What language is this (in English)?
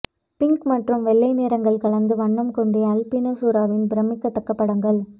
Tamil